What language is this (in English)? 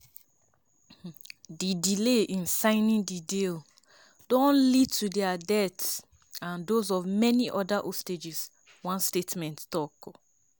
Nigerian Pidgin